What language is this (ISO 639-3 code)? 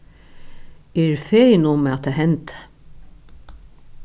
fao